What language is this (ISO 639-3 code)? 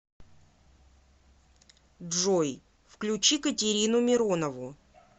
rus